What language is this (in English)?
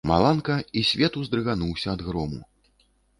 Belarusian